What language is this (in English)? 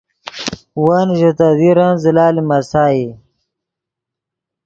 Yidgha